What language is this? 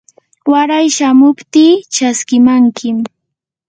Yanahuanca Pasco Quechua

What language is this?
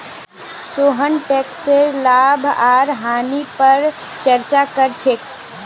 Magahi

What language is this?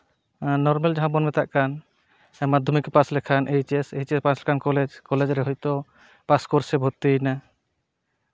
Santali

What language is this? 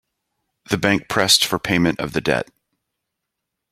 English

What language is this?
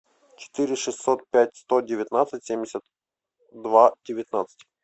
Russian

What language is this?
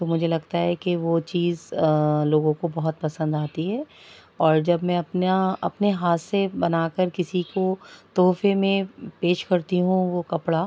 Urdu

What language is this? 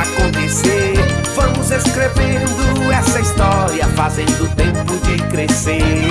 Portuguese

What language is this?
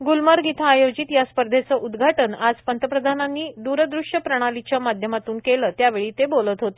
Marathi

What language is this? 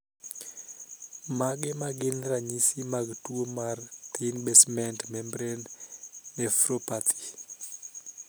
Luo (Kenya and Tanzania)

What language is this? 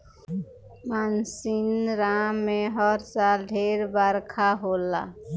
Bhojpuri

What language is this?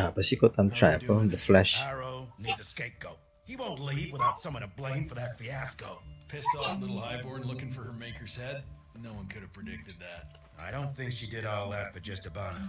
Indonesian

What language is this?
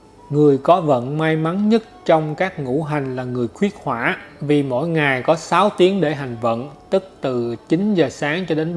Vietnamese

